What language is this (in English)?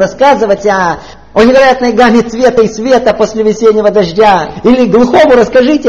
Russian